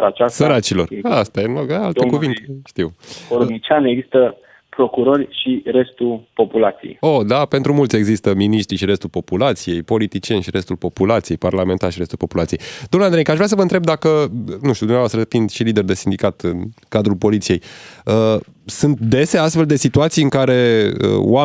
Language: Romanian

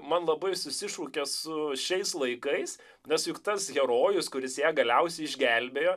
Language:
Lithuanian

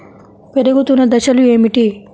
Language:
Telugu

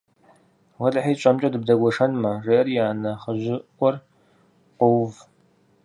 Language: Kabardian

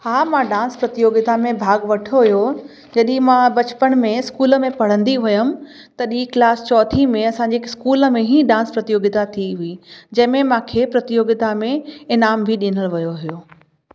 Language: Sindhi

